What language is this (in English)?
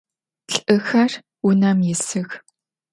Adyghe